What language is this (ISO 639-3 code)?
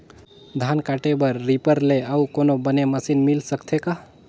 hne